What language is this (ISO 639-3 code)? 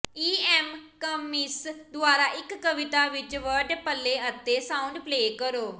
pan